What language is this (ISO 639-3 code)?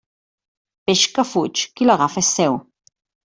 cat